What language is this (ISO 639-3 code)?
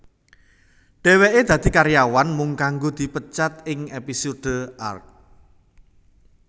jav